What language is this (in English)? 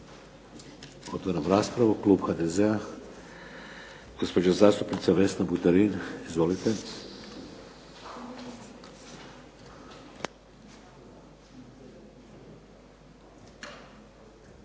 Croatian